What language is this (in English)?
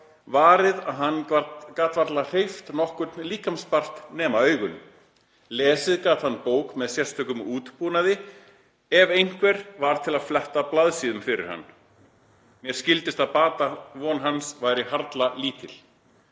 Icelandic